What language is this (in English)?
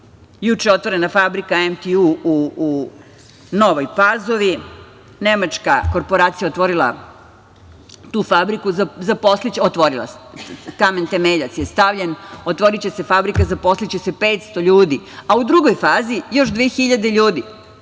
Serbian